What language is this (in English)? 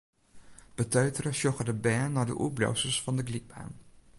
Western Frisian